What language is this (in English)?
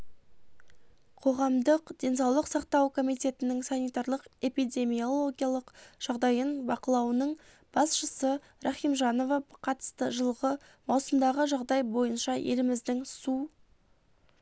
Kazakh